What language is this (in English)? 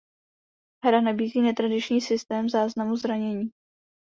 Czech